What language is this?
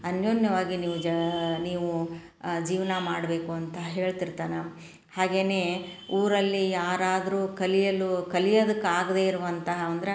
Kannada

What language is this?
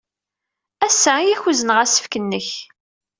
Kabyle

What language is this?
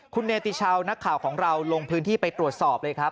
Thai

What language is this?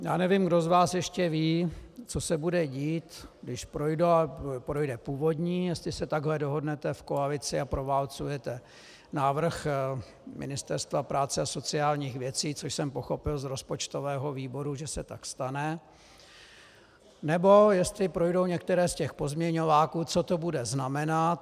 Czech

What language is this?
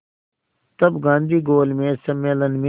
Hindi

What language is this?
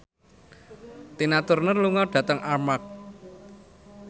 Javanese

